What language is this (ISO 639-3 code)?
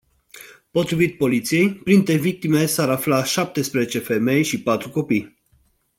ron